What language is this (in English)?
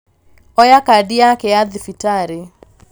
Kikuyu